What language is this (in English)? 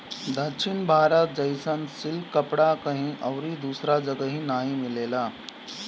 Bhojpuri